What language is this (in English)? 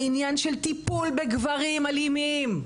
Hebrew